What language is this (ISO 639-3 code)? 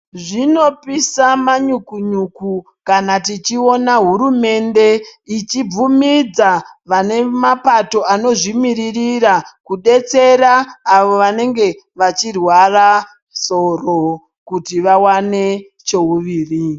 ndc